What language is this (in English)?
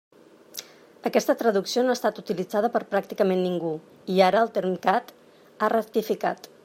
Catalan